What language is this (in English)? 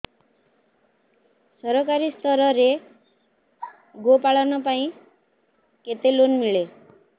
Odia